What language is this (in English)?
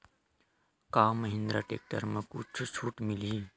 Chhattisgarhi